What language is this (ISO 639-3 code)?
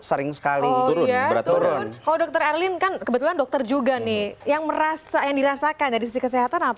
ind